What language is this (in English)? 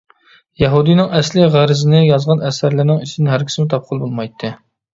Uyghur